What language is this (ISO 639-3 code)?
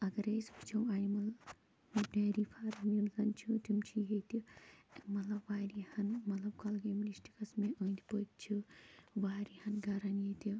kas